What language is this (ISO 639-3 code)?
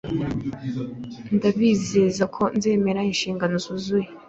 kin